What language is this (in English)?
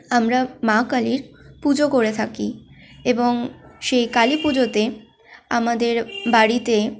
Bangla